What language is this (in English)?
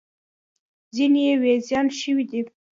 Pashto